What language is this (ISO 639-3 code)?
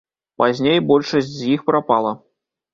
bel